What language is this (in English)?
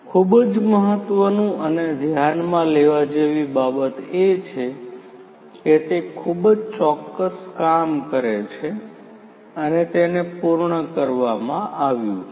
Gujarati